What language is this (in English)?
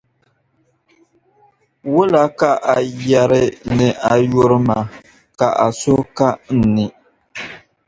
Dagbani